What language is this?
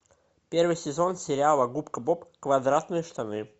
Russian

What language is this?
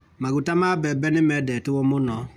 Kikuyu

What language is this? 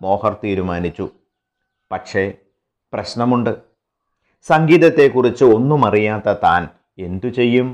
Malayalam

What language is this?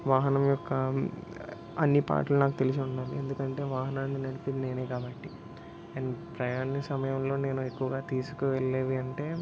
Telugu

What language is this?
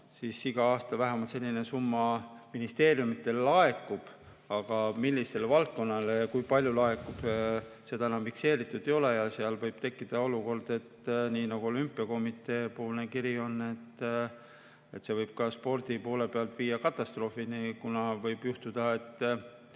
Estonian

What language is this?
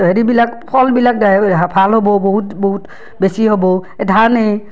Assamese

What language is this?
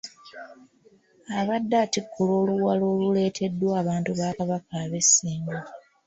Ganda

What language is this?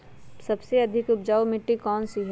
Magahi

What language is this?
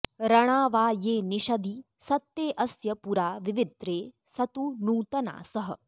Sanskrit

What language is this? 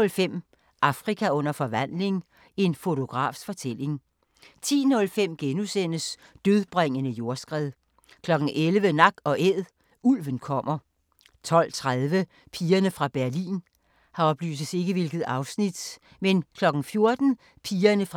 Danish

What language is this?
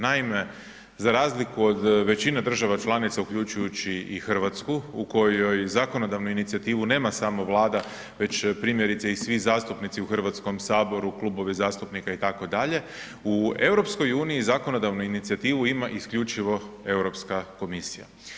Croatian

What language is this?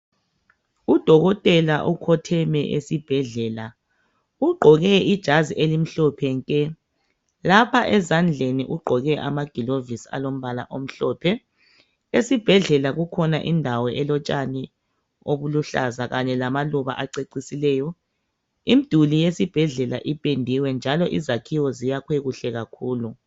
North Ndebele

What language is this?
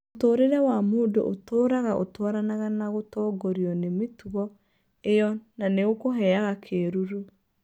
Kikuyu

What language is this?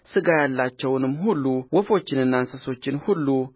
Amharic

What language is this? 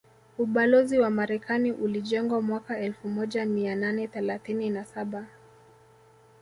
Swahili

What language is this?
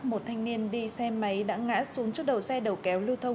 Vietnamese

